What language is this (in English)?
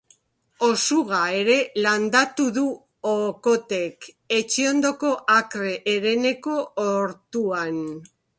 Basque